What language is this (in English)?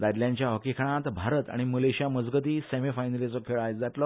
Konkani